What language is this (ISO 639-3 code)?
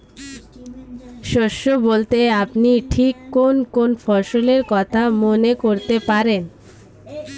ben